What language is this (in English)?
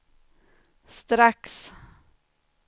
Swedish